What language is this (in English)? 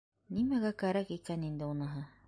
Bashkir